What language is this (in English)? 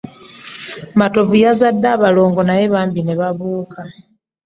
Ganda